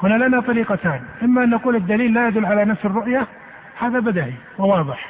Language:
Arabic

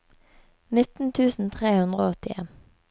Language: Norwegian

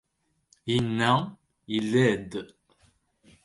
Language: Kabyle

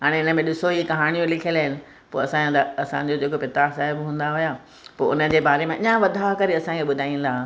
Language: Sindhi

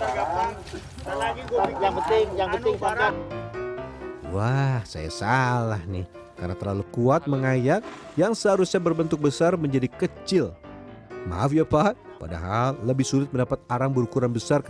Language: Indonesian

